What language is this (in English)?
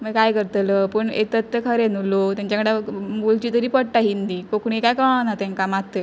Konkani